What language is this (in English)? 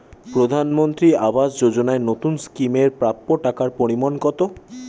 Bangla